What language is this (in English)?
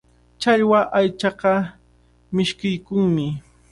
Cajatambo North Lima Quechua